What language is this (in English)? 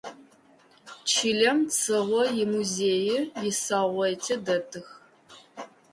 Adyghe